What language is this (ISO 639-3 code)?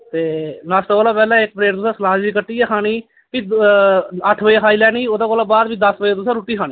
doi